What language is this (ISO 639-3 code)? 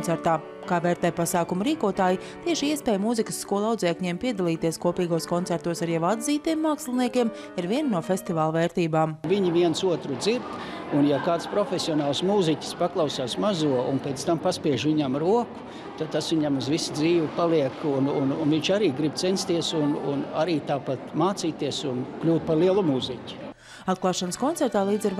lav